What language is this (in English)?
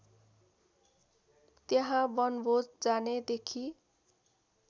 Nepali